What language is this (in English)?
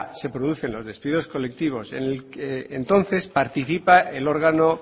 Spanish